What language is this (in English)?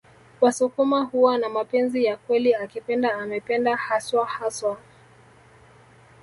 Swahili